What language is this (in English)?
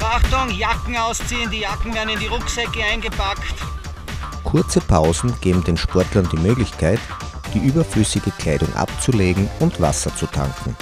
German